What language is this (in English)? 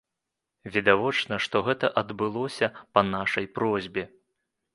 Belarusian